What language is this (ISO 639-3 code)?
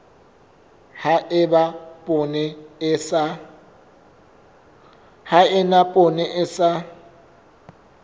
sot